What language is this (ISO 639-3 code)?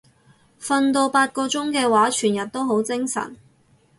yue